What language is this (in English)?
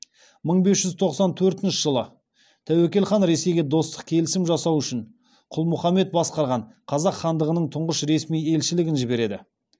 Kazakh